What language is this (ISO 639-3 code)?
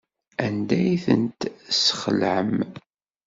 kab